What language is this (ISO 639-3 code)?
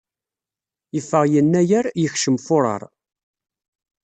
kab